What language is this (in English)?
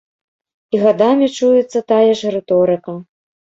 Belarusian